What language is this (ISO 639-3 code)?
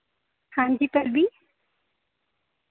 doi